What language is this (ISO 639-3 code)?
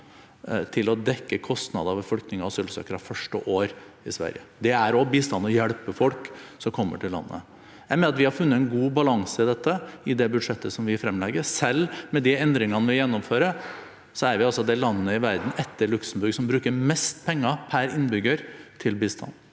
nor